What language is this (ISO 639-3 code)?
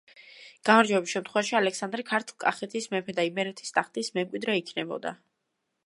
kat